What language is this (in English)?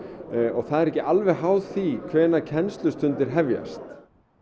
Icelandic